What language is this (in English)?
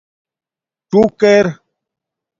Domaaki